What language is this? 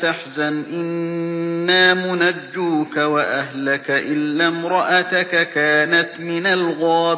Arabic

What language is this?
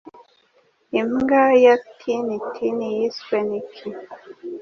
Kinyarwanda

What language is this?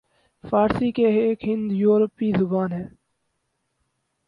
Urdu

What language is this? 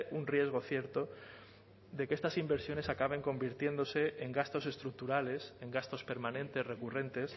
Spanish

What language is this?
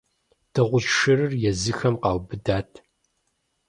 Kabardian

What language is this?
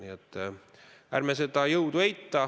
Estonian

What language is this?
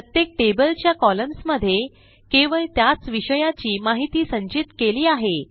Marathi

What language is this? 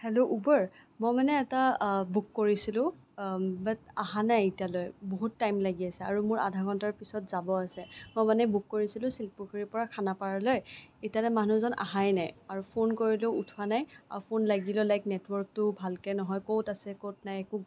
Assamese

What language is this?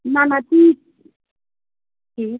Kashmiri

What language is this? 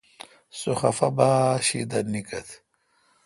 Kalkoti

